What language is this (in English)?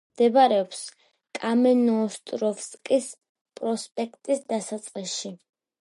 Georgian